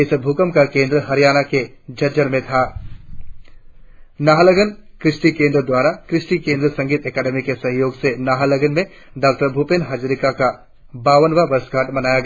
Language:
Hindi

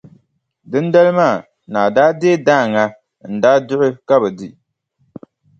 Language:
Dagbani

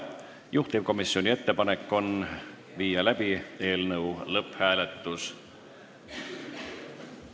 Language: Estonian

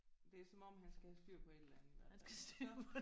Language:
Danish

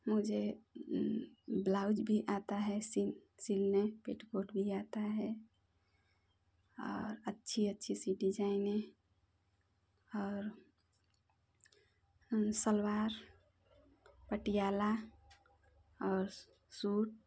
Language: Hindi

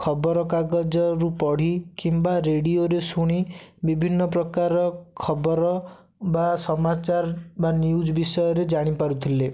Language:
Odia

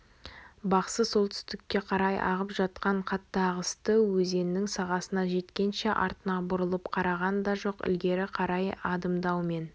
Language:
Kazakh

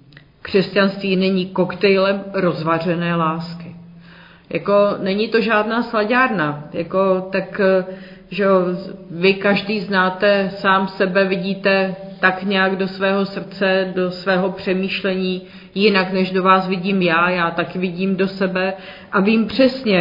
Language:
Czech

